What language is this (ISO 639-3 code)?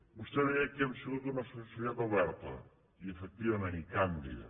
cat